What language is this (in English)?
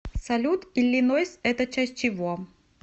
Russian